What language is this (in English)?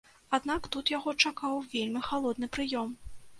Belarusian